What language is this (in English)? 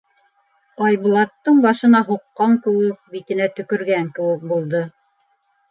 Bashkir